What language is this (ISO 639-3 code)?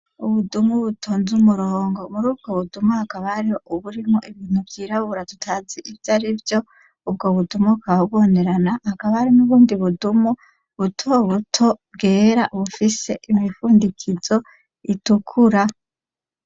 run